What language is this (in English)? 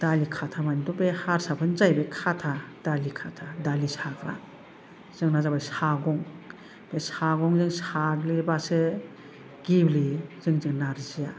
Bodo